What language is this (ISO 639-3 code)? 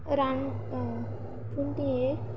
kok